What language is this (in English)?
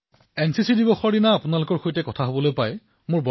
Assamese